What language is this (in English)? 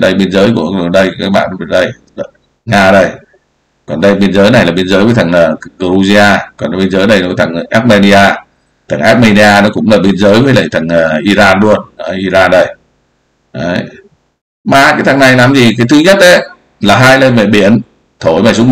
Vietnamese